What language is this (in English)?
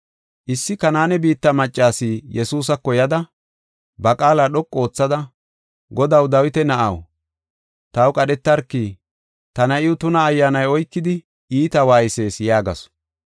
Gofa